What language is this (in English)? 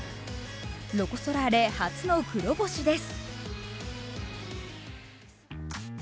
Japanese